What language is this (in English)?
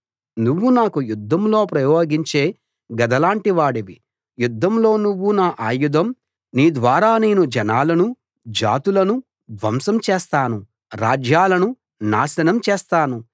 Telugu